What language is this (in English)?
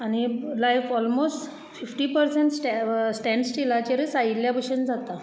Konkani